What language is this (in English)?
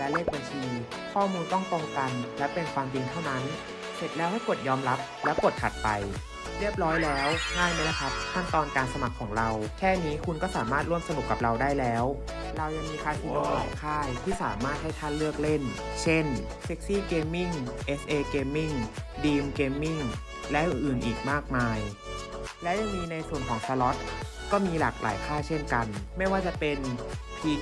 Thai